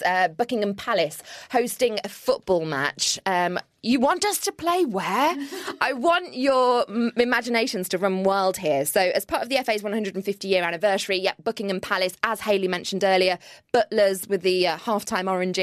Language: English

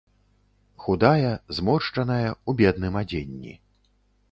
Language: Belarusian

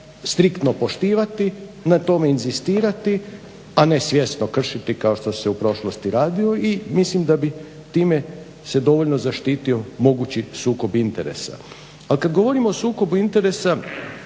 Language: Croatian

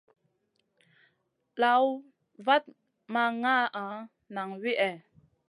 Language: Masana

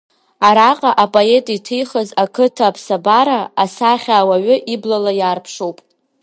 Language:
Abkhazian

